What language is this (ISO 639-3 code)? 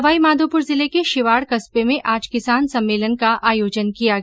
hin